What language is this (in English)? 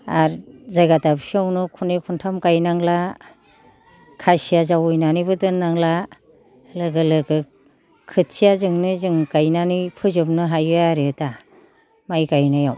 Bodo